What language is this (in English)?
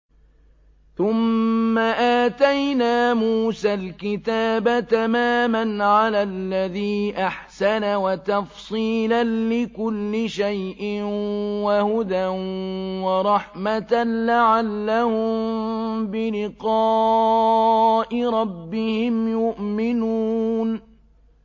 Arabic